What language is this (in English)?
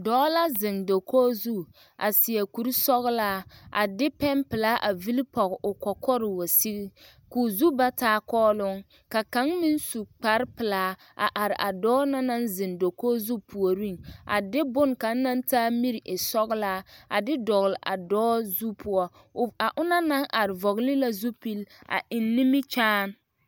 Southern Dagaare